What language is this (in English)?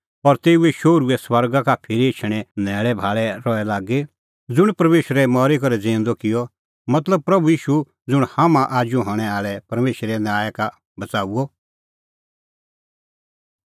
Kullu Pahari